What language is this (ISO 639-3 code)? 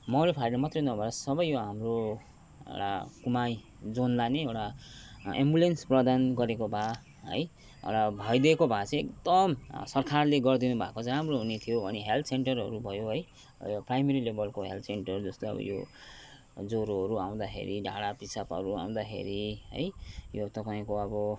nep